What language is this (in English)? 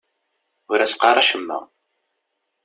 Kabyle